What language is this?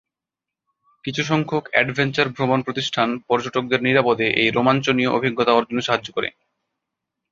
Bangla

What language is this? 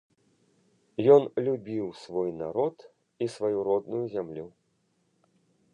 Belarusian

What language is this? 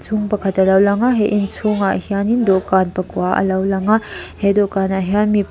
Mizo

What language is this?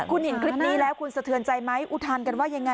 Thai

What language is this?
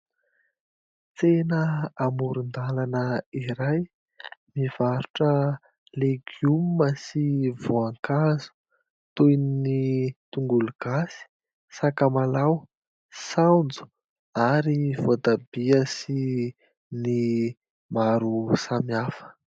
Malagasy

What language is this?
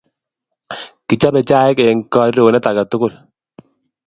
Kalenjin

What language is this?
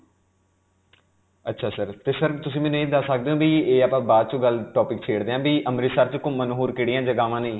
Punjabi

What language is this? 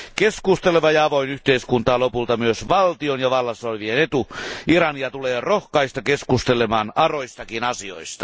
Finnish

